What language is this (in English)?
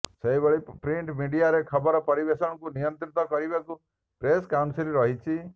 Odia